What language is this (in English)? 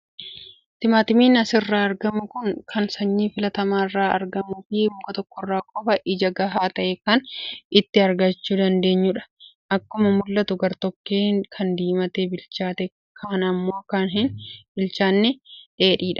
Oromo